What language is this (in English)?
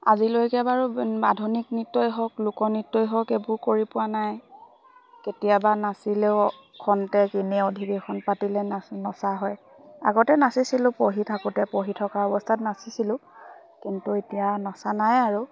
Assamese